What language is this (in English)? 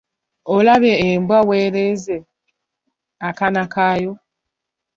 Ganda